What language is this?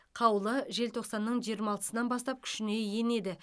Kazakh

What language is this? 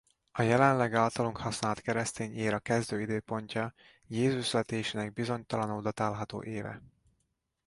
Hungarian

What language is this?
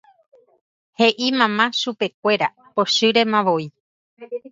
Guarani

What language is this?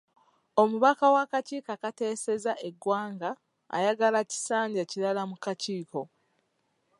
Ganda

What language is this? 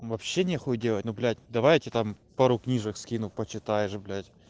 Russian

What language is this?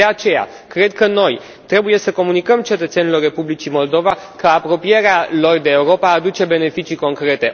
Romanian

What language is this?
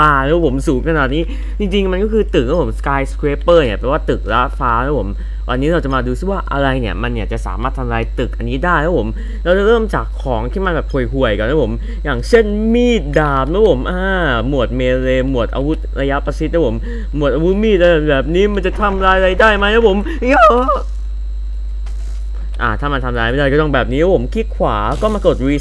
Thai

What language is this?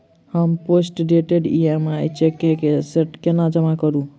Maithili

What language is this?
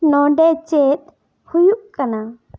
Santali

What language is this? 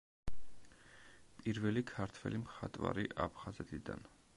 Georgian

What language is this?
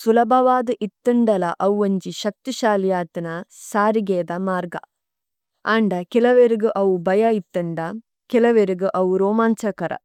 Tulu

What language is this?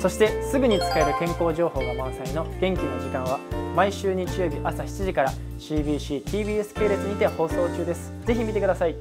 Japanese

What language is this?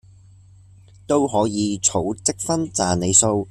Cantonese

